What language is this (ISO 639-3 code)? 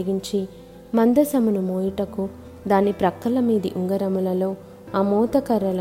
tel